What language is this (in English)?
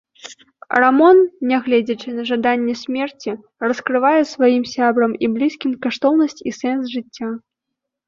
Belarusian